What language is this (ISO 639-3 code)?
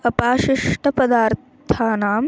san